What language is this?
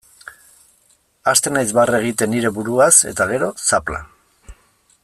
Basque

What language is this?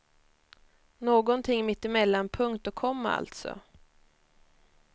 Swedish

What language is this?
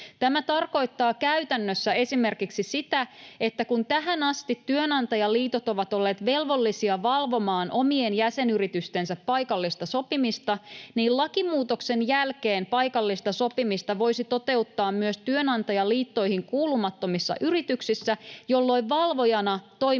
Finnish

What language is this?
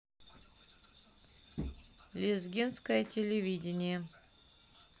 Russian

